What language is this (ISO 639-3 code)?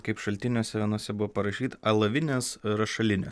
lit